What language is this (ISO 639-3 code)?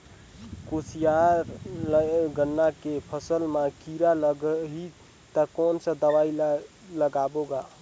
hne